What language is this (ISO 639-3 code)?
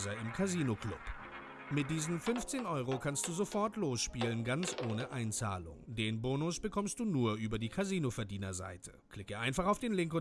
deu